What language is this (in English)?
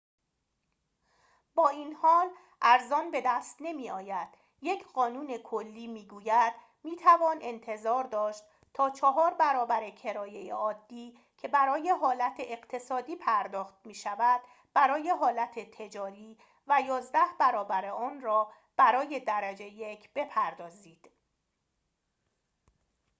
Persian